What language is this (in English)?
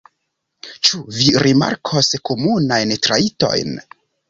Esperanto